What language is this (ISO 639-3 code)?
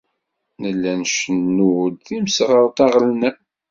kab